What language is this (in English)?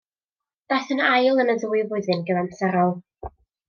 Welsh